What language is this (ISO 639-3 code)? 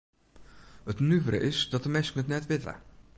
fry